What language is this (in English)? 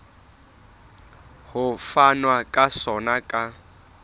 Southern Sotho